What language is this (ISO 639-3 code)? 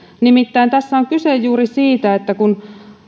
fin